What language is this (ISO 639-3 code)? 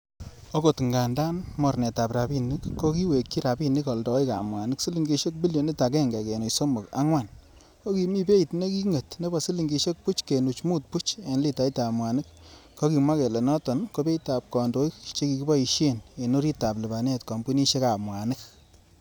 kln